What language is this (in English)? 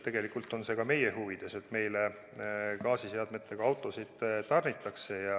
Estonian